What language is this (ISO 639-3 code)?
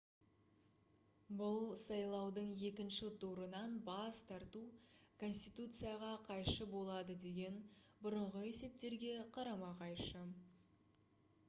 kaz